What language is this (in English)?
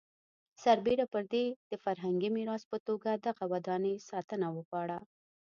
Pashto